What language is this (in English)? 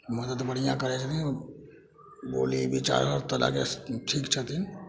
Maithili